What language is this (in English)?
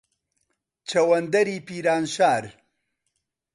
Central Kurdish